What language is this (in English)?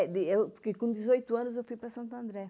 Portuguese